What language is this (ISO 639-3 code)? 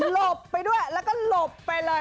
tha